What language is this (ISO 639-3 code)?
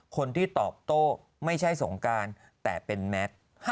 tha